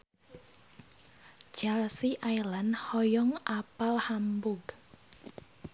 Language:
Sundanese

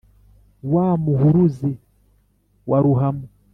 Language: Kinyarwanda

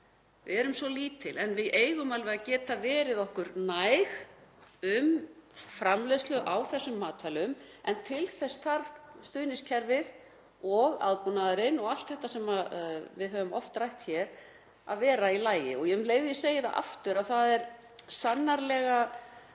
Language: Icelandic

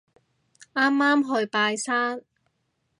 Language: Cantonese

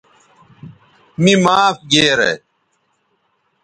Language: Bateri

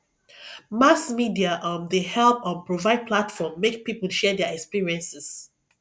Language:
Nigerian Pidgin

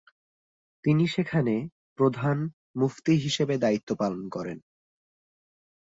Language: Bangla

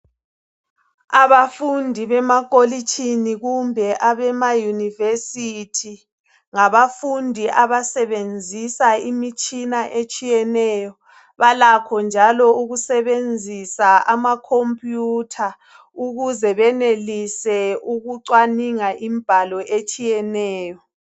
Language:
North Ndebele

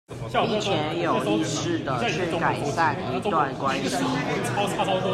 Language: Chinese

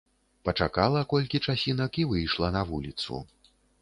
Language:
Belarusian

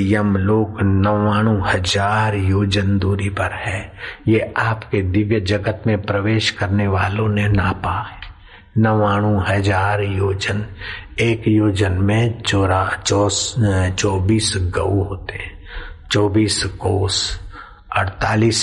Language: Hindi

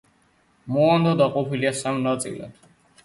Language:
Georgian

